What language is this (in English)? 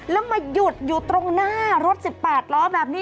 Thai